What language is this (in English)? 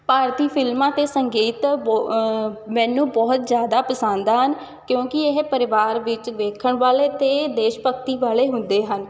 Punjabi